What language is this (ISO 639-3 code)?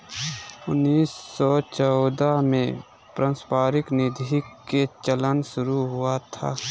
mag